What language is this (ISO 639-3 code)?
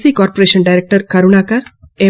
tel